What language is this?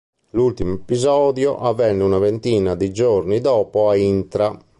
Italian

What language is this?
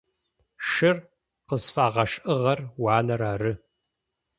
Adyghe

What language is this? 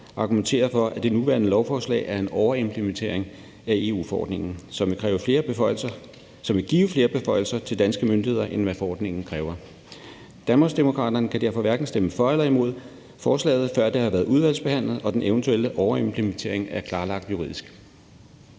Danish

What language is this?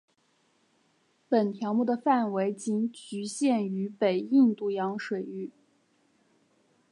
Chinese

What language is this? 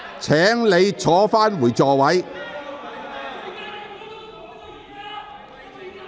Cantonese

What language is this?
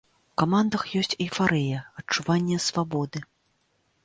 Belarusian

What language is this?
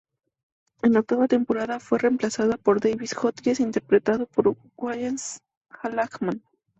Spanish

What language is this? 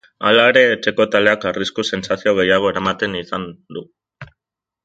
Basque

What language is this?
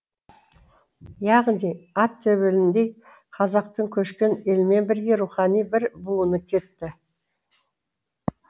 Kazakh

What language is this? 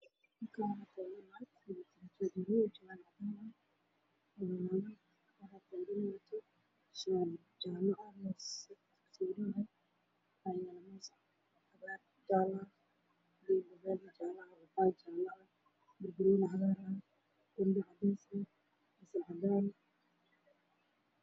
Somali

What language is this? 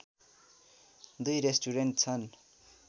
Nepali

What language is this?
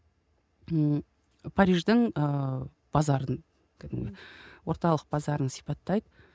Kazakh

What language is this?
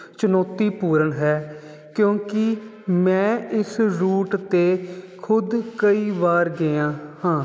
Punjabi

